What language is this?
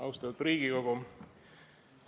Estonian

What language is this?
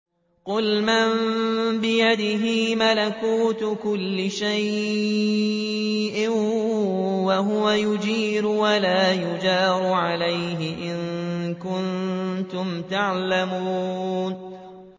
Arabic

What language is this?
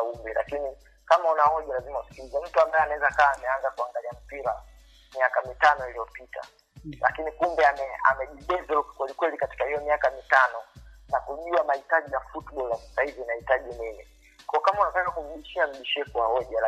Swahili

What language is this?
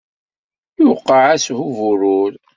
Kabyle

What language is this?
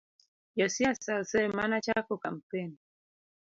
Luo (Kenya and Tanzania)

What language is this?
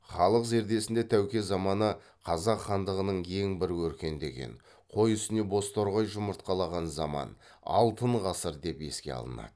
Kazakh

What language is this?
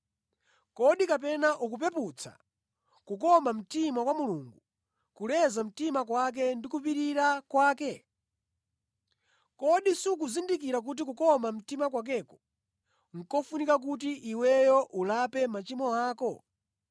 Nyanja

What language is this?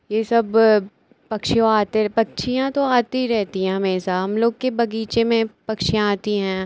Hindi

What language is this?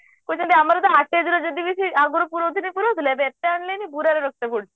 Odia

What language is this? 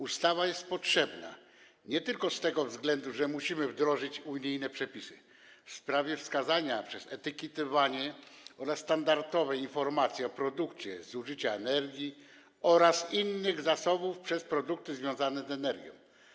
Polish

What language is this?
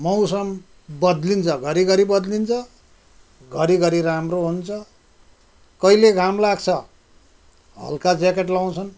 Nepali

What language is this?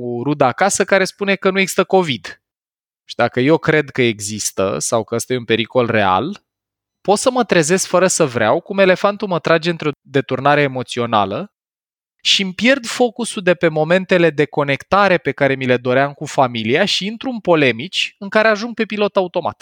Romanian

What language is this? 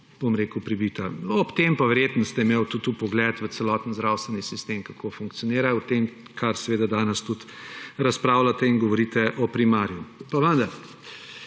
Slovenian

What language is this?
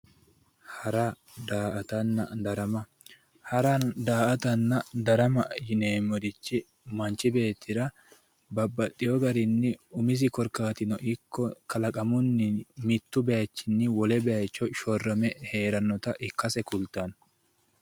Sidamo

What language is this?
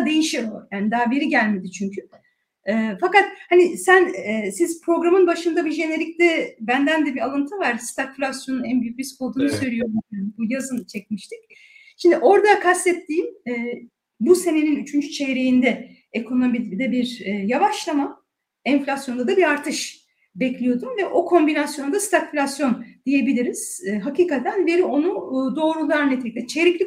Turkish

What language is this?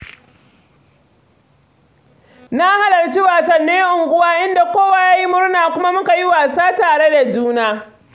Hausa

